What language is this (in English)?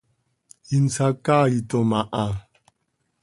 Seri